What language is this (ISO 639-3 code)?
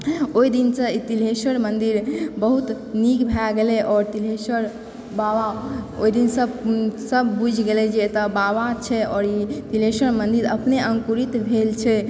mai